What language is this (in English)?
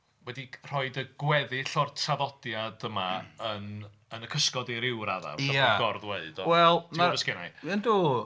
Welsh